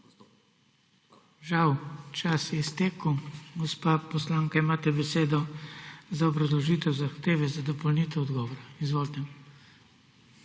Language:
Slovenian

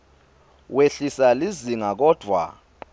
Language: Swati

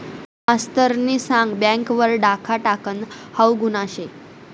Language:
Marathi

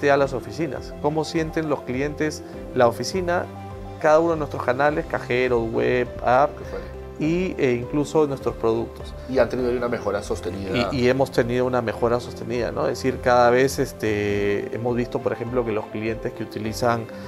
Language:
Spanish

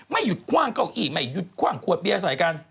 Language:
Thai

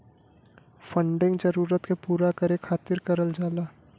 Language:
Bhojpuri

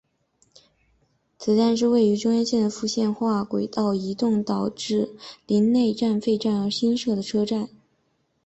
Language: Chinese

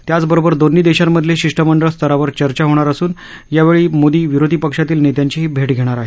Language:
Marathi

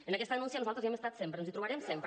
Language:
Catalan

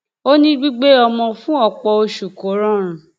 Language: Yoruba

